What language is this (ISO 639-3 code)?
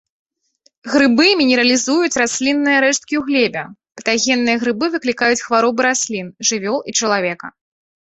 bel